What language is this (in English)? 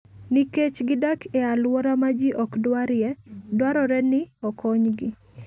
Luo (Kenya and Tanzania)